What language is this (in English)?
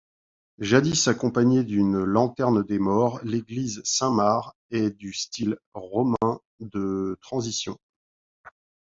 French